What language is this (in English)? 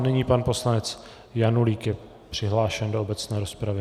Czech